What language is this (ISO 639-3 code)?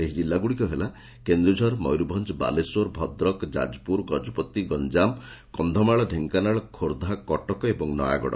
ori